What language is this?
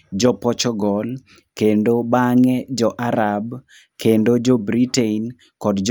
Luo (Kenya and Tanzania)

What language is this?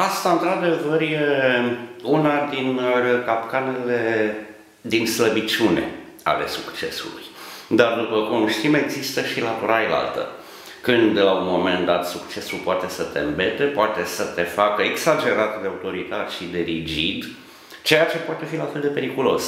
Romanian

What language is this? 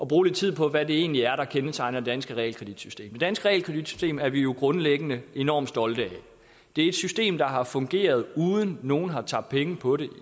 Danish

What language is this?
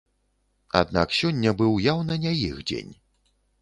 Belarusian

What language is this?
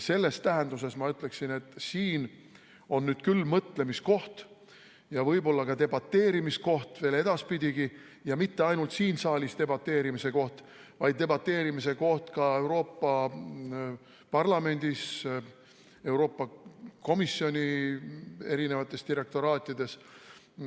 Estonian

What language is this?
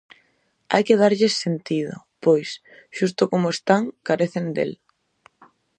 Galician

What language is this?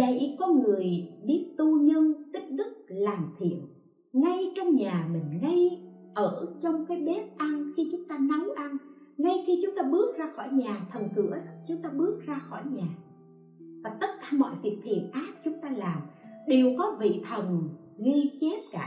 Vietnamese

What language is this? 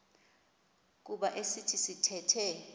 Xhosa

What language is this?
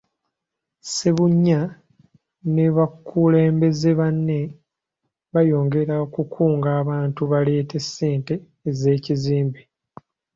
Ganda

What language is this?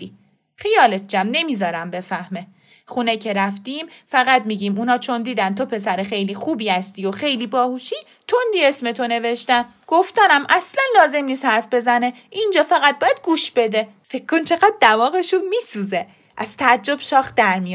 Persian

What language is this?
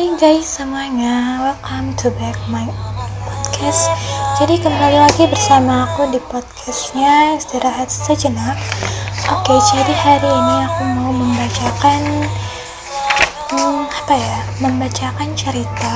Indonesian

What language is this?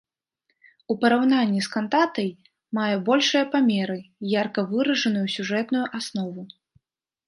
Belarusian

